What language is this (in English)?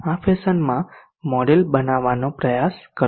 Gujarati